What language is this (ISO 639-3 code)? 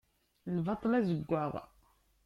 kab